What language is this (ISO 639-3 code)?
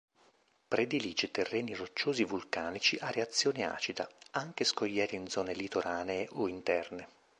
ita